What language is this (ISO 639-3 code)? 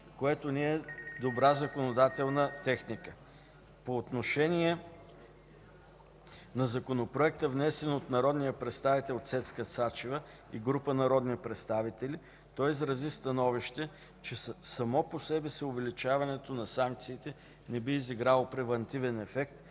bul